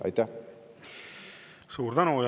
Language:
Estonian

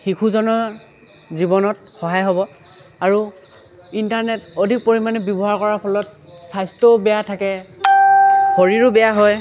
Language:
Assamese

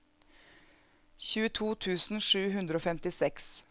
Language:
Norwegian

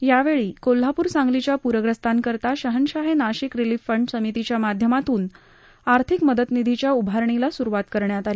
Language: Marathi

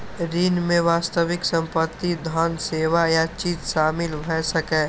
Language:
Maithili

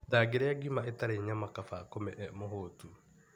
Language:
Kikuyu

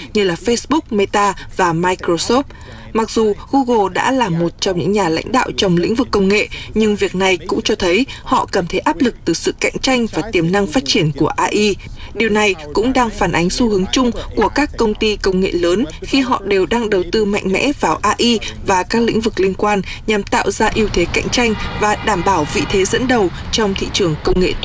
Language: Vietnamese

